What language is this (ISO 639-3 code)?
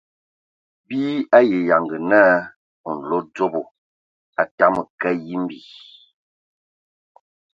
ewo